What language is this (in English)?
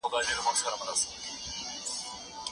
Pashto